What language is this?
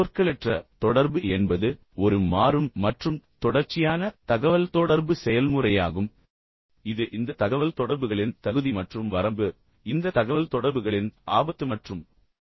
Tamil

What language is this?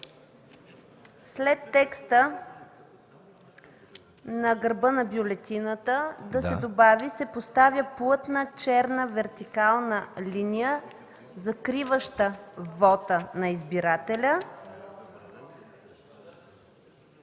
Bulgarian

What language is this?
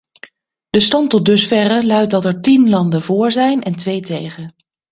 Dutch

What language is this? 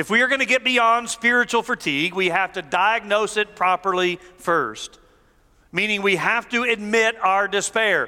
English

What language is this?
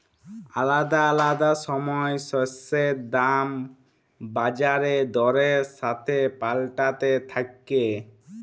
Bangla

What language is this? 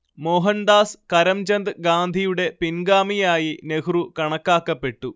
Malayalam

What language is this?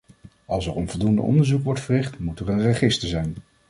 Dutch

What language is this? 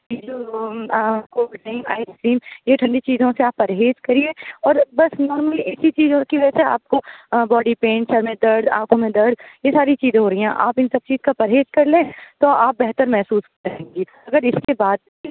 Urdu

